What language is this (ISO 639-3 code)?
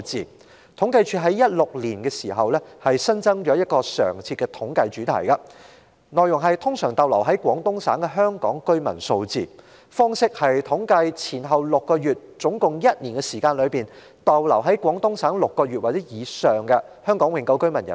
yue